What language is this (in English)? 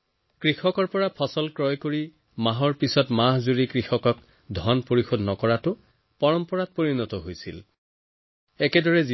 Assamese